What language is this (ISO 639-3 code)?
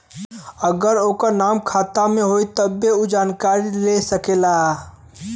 bho